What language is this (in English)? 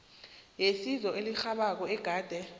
South Ndebele